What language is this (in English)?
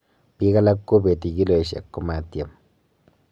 Kalenjin